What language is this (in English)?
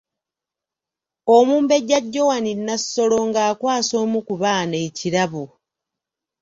Ganda